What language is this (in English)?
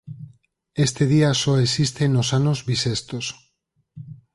Galician